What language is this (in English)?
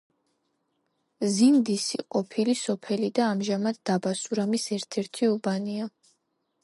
Georgian